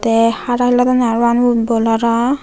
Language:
Chakma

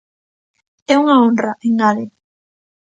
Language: Galician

